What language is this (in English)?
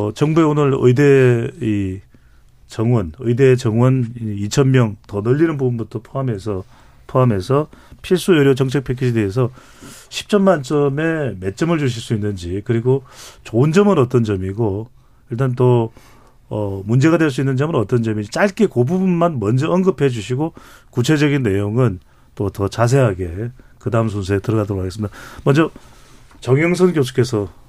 Korean